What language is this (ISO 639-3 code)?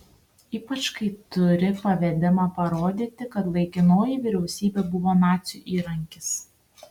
lit